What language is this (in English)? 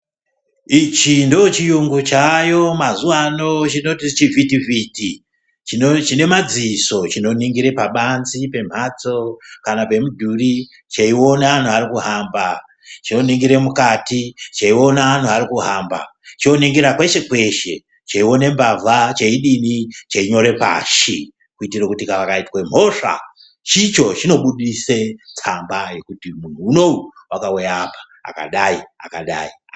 Ndau